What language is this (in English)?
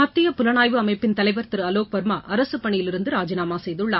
Tamil